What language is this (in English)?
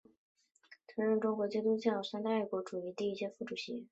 Chinese